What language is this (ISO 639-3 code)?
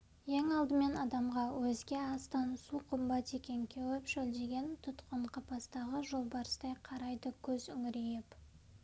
kaz